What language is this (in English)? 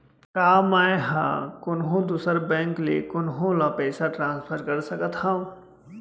Chhattisgarhi